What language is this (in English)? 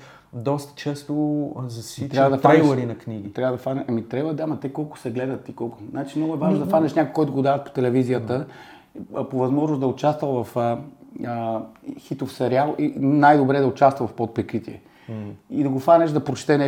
Bulgarian